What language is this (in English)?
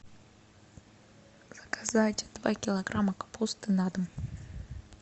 Russian